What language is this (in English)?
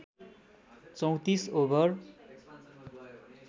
Nepali